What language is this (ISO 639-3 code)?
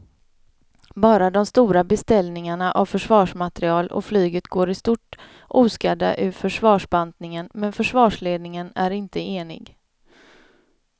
swe